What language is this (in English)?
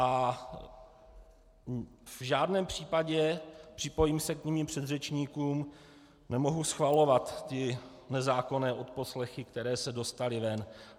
Czech